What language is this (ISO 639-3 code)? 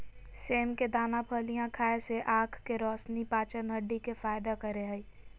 mag